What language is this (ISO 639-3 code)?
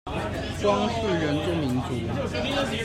zho